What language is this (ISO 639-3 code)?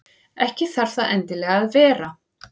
isl